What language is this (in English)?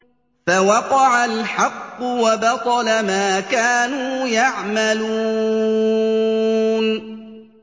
Arabic